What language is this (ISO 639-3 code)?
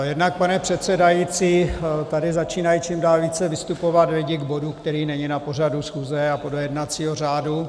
ces